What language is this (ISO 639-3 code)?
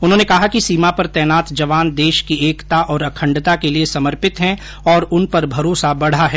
hin